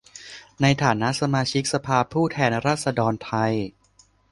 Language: Thai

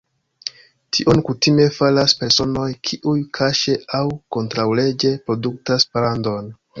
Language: Esperanto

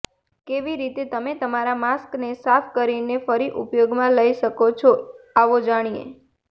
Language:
Gujarati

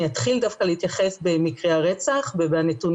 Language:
Hebrew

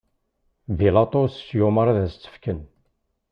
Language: Kabyle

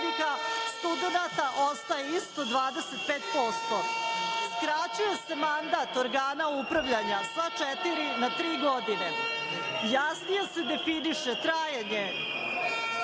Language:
Serbian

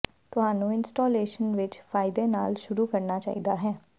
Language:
Punjabi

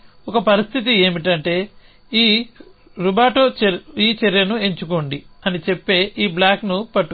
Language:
Telugu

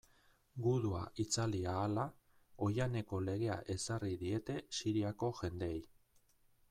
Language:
Basque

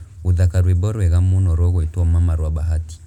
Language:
Kikuyu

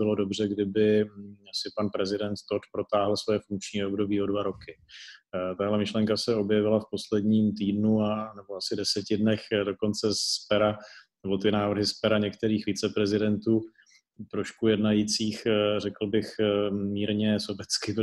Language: Czech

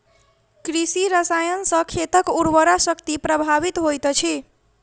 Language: Maithili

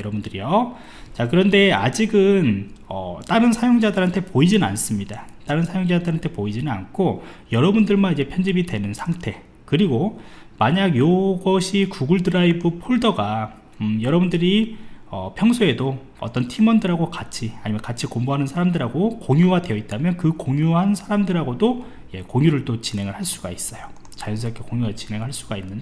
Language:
Korean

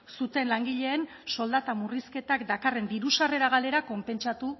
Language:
Basque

